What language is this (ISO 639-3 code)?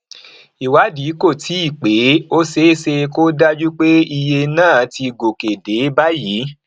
yor